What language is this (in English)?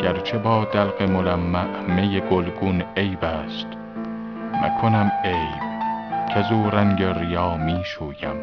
Persian